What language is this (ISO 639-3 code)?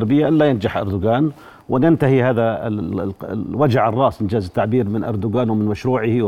ara